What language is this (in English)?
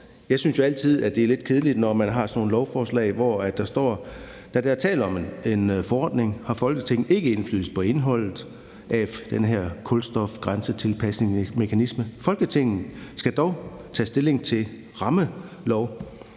Danish